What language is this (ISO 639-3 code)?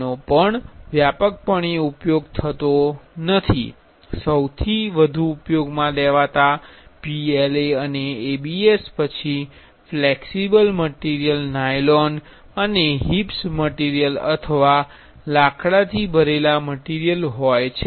guj